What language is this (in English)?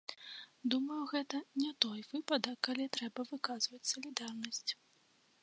Belarusian